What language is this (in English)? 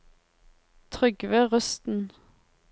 Norwegian